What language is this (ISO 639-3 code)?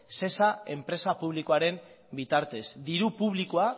eus